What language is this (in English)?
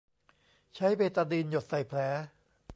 Thai